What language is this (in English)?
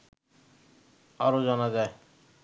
Bangla